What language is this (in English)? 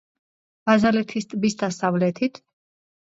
Georgian